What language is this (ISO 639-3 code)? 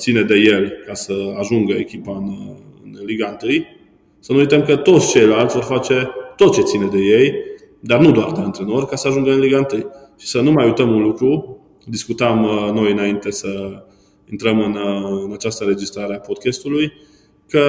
ron